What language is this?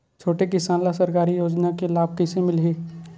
Chhattisgarhi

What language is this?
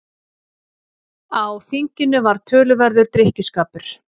Icelandic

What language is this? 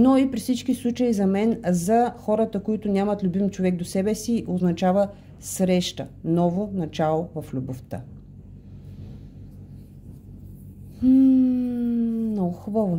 Bulgarian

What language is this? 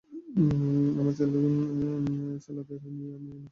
Bangla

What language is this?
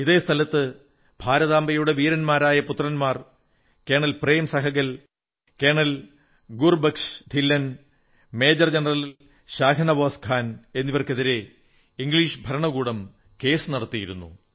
Malayalam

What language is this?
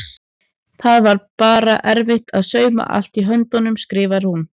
Icelandic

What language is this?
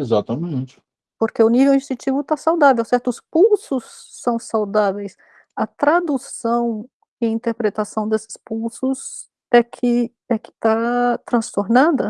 Portuguese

